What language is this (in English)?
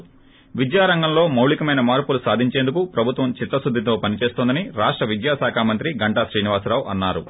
Telugu